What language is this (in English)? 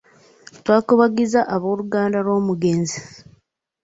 Ganda